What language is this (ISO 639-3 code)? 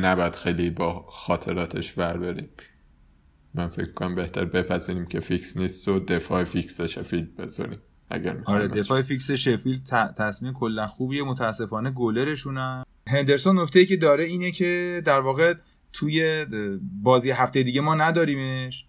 fas